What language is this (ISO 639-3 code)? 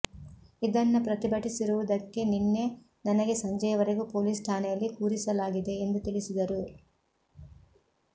kan